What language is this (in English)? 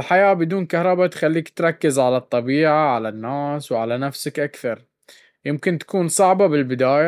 Baharna Arabic